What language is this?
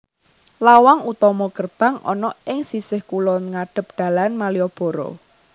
Javanese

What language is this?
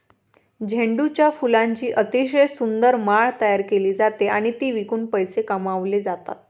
Marathi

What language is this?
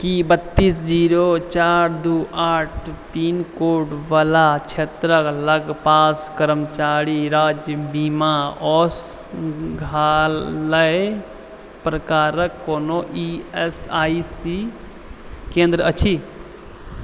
Maithili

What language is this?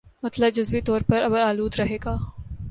Urdu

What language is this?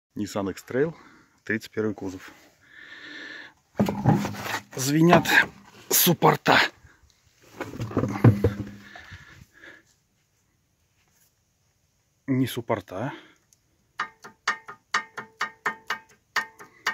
Russian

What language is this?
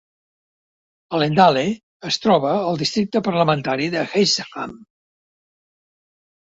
Catalan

